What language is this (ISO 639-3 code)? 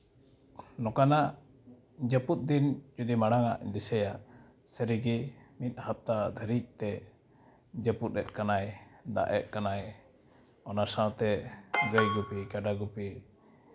sat